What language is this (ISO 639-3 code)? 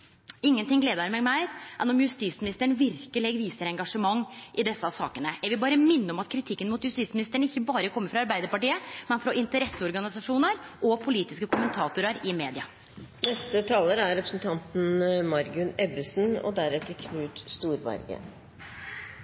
nor